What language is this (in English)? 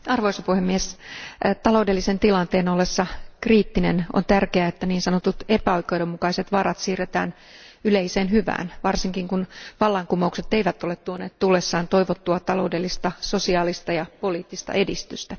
Finnish